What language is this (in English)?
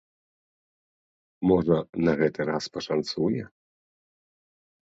Belarusian